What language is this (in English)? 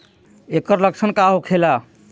Bhojpuri